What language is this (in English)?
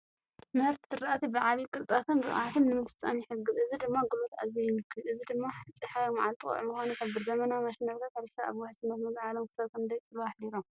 Tigrinya